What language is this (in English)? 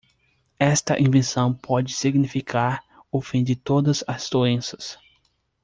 Portuguese